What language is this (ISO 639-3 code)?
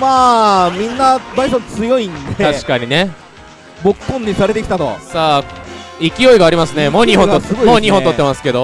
jpn